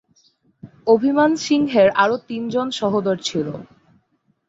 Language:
Bangla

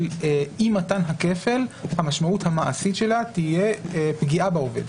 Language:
Hebrew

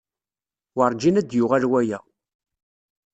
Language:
Kabyle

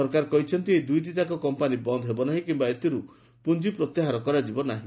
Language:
Odia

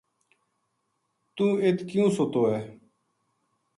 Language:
Gujari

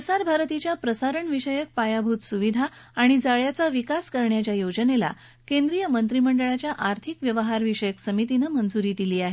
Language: Marathi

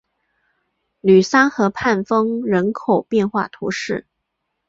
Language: Chinese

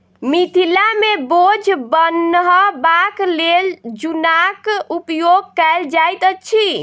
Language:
Maithili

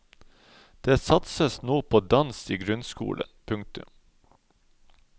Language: Norwegian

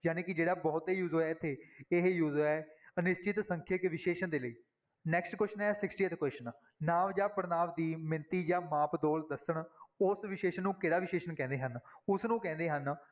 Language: Punjabi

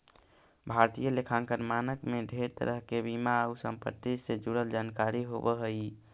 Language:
Magahi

